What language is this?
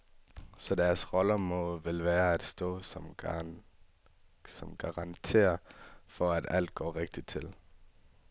Danish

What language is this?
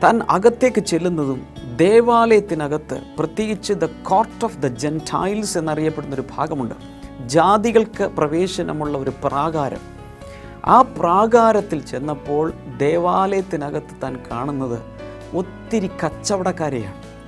Malayalam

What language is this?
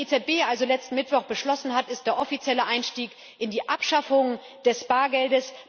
German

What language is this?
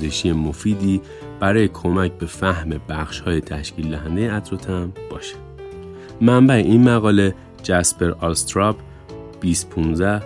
Persian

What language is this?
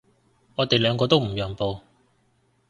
Cantonese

